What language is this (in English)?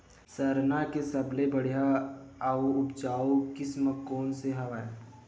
Chhattisgarhi